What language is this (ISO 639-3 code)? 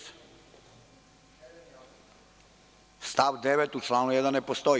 srp